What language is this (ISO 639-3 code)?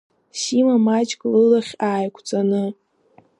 abk